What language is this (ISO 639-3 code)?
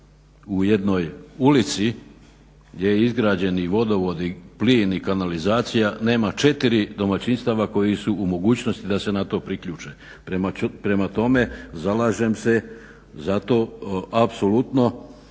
hrv